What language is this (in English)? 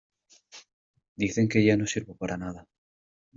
Spanish